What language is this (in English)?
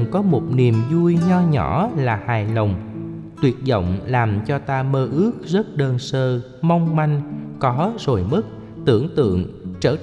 Vietnamese